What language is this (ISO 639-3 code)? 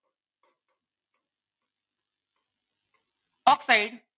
guj